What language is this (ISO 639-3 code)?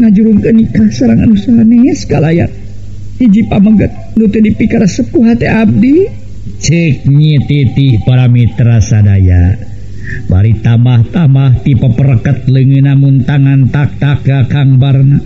ind